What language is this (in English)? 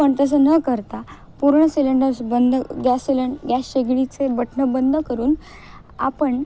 Marathi